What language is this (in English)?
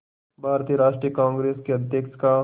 Hindi